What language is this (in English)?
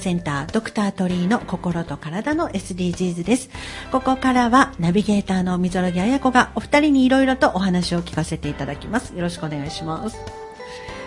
Japanese